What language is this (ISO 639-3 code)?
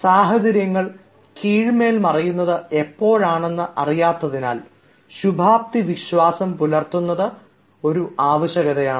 mal